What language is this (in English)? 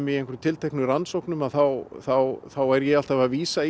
Icelandic